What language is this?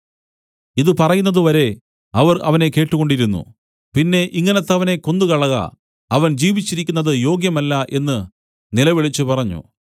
Malayalam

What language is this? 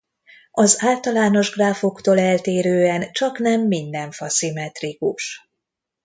Hungarian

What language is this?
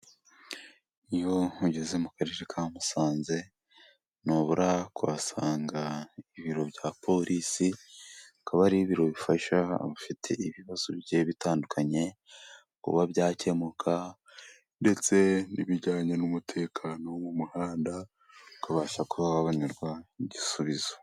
Kinyarwanda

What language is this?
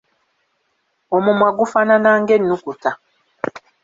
Ganda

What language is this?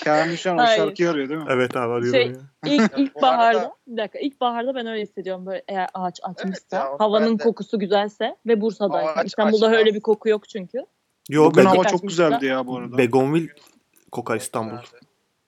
Turkish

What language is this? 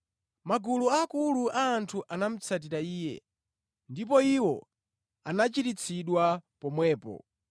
Nyanja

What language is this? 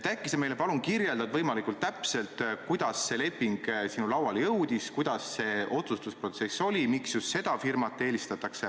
Estonian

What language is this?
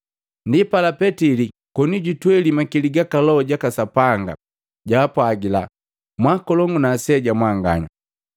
Matengo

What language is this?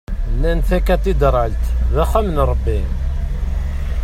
Kabyle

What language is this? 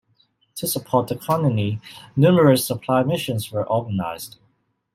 English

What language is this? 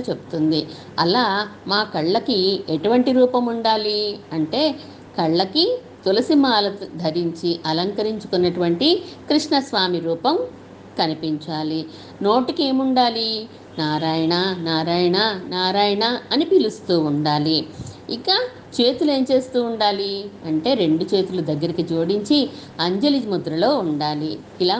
Telugu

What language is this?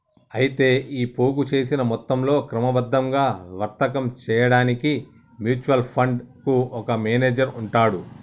Telugu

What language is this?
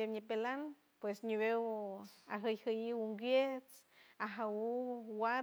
San Francisco Del Mar Huave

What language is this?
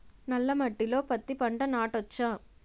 Telugu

